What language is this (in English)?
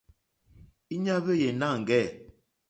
Mokpwe